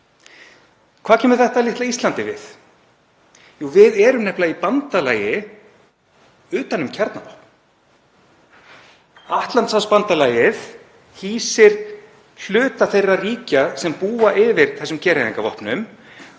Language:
Icelandic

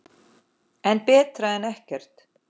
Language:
Icelandic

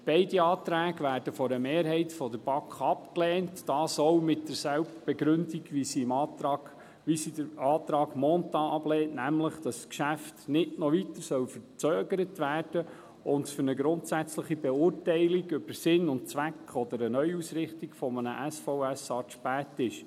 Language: Swiss German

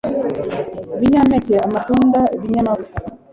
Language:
Kinyarwanda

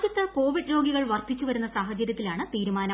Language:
Malayalam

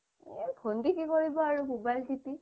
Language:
Assamese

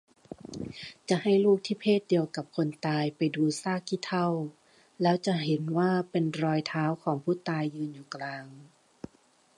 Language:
Thai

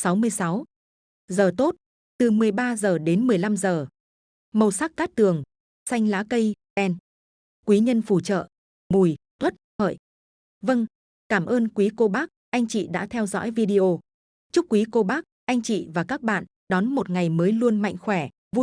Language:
Vietnamese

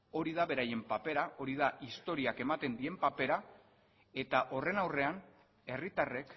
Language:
Basque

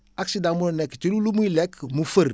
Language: Wolof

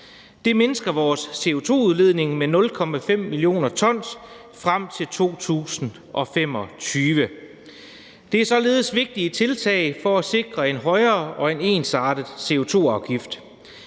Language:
Danish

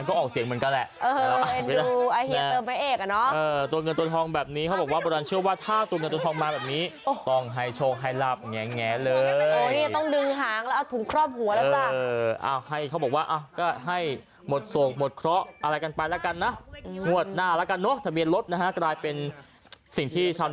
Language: Thai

